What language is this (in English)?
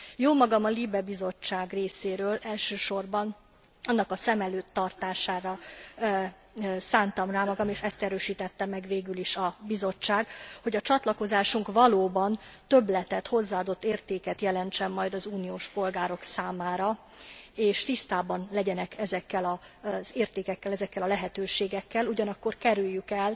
Hungarian